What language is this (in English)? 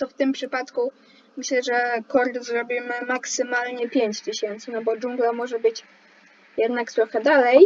Polish